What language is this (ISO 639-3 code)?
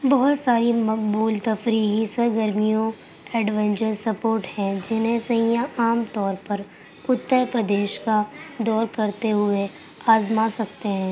urd